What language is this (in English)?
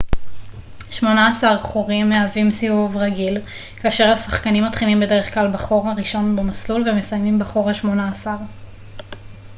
Hebrew